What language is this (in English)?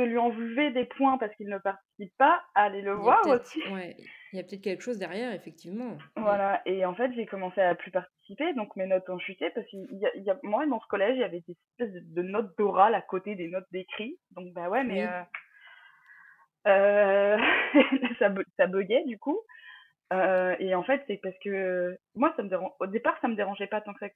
French